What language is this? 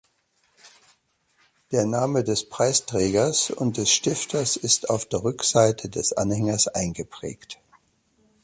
German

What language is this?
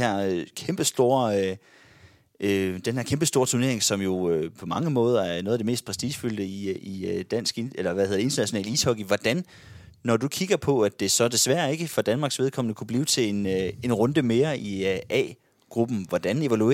Danish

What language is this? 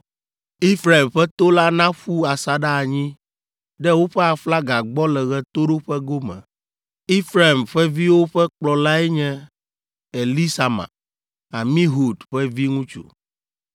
Ewe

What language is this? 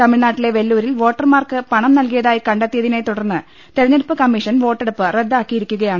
Malayalam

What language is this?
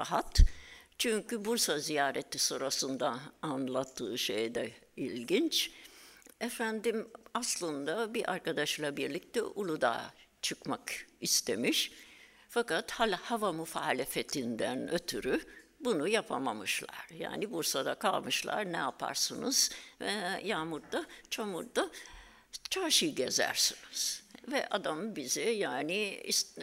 Turkish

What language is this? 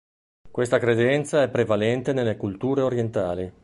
Italian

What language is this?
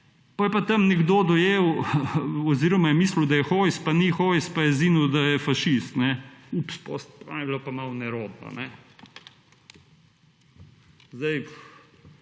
Slovenian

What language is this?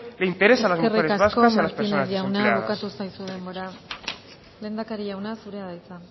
Basque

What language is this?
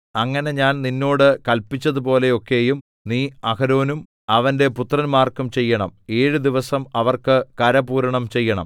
Malayalam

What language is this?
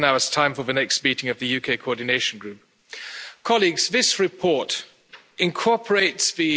Spanish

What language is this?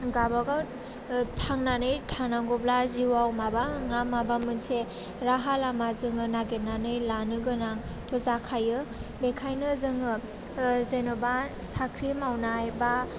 Bodo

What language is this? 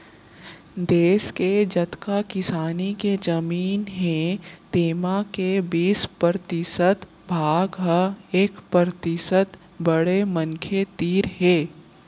Chhattisgarhi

